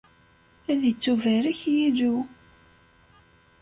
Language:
Kabyle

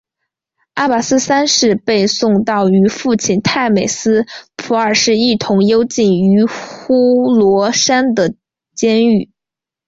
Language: Chinese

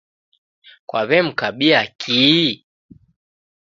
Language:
Taita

